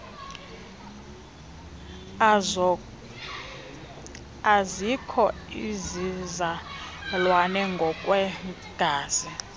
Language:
Xhosa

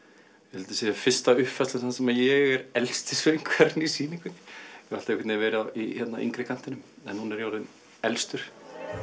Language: Icelandic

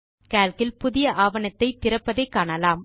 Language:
Tamil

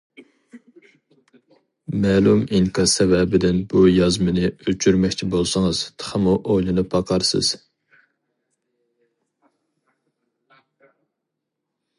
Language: Uyghur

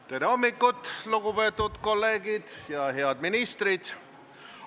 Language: Estonian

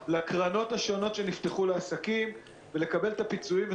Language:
Hebrew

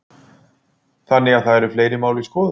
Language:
Icelandic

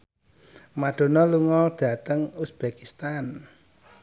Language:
Javanese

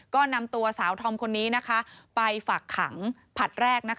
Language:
Thai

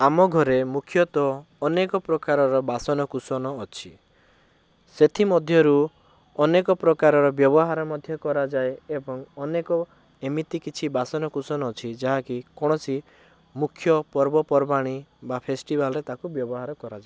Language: Odia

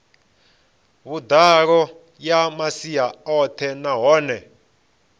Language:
Venda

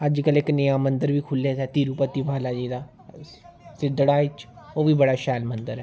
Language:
Dogri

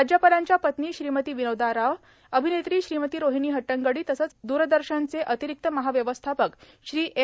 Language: Marathi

